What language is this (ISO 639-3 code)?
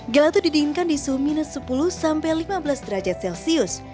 ind